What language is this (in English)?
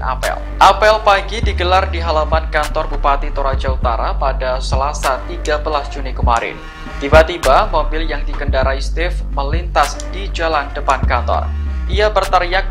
Indonesian